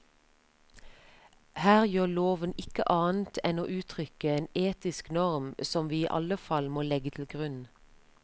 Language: Norwegian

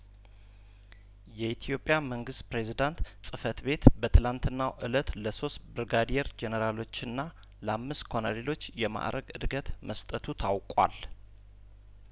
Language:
Amharic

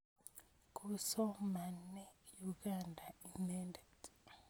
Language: Kalenjin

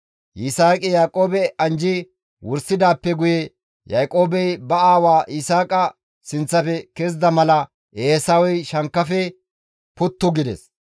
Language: Gamo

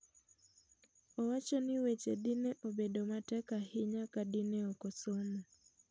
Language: Luo (Kenya and Tanzania)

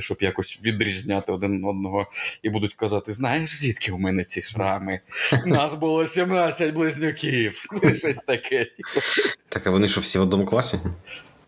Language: Ukrainian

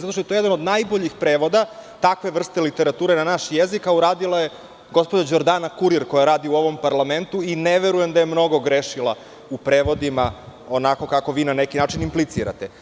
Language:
Serbian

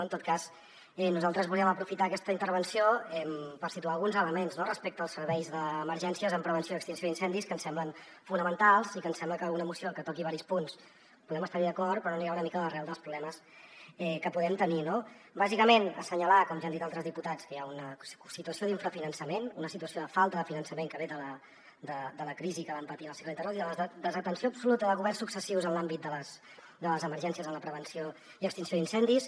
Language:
Catalan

